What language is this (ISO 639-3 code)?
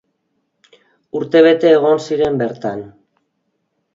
eus